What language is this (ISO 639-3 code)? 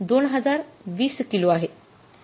mar